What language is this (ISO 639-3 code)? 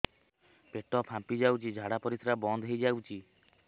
ori